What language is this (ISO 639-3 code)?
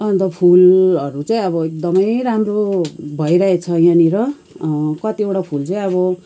nep